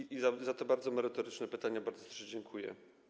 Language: Polish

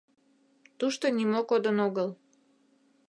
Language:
Mari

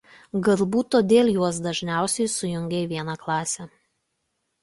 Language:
Lithuanian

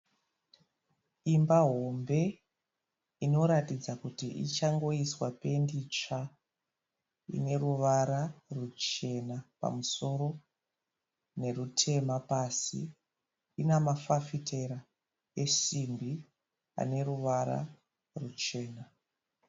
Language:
Shona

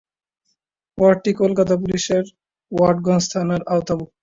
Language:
Bangla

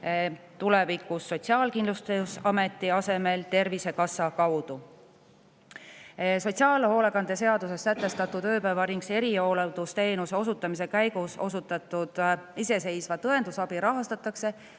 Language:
Estonian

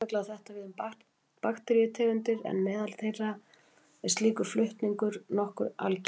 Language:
Icelandic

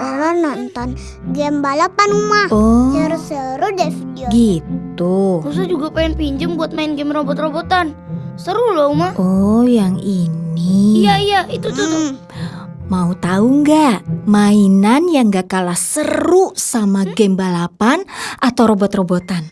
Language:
Indonesian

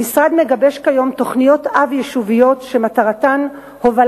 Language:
Hebrew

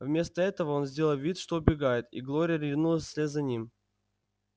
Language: Russian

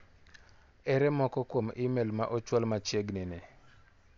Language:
Luo (Kenya and Tanzania)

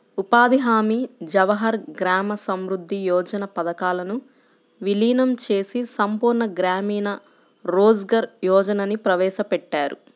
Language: Telugu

